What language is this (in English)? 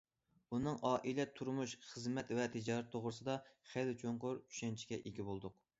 Uyghur